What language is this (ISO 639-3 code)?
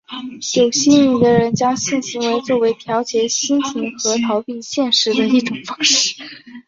zho